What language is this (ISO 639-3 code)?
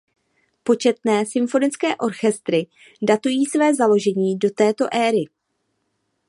ces